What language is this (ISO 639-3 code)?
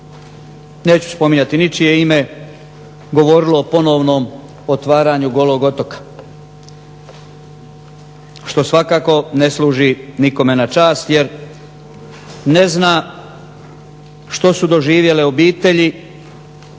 hrv